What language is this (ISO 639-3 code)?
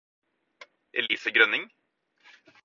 nob